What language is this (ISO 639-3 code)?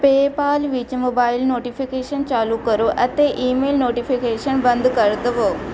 pan